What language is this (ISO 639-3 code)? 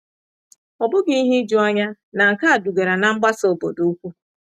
ibo